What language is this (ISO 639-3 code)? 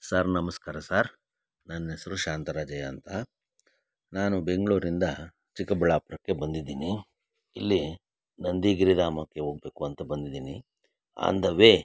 kan